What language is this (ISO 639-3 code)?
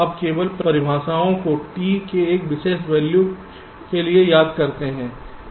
hin